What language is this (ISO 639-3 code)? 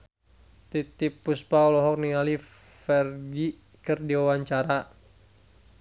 sun